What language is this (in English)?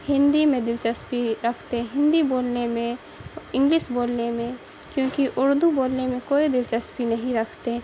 Urdu